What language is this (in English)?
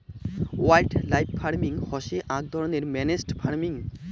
Bangla